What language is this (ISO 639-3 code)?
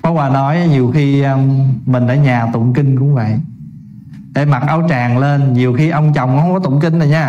vie